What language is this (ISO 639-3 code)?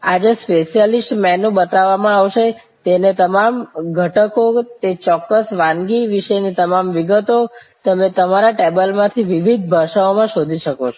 guj